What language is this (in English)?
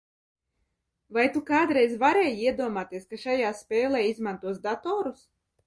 Latvian